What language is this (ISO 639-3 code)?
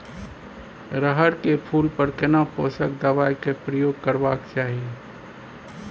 mai